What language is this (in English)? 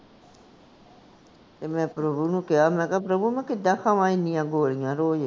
Punjabi